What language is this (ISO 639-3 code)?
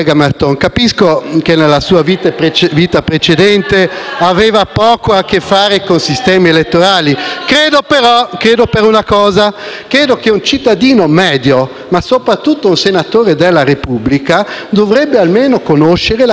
ita